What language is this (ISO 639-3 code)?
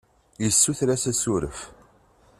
kab